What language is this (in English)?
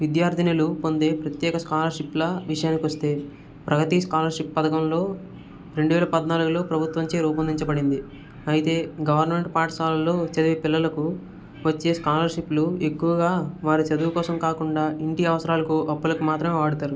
Telugu